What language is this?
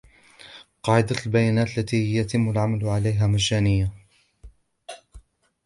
Arabic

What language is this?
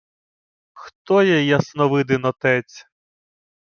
Ukrainian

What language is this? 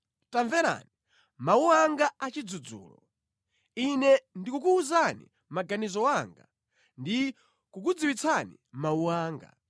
Nyanja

